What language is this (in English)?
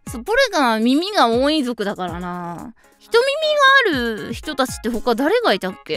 Japanese